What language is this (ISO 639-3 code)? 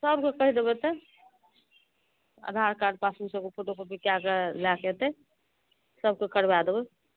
mai